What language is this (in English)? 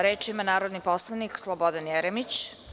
Serbian